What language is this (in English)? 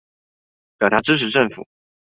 Chinese